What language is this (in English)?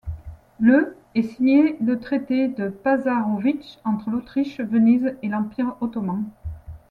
French